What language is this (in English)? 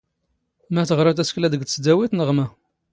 Standard Moroccan Tamazight